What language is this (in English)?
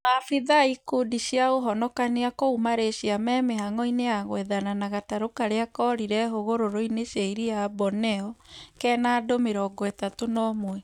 Kikuyu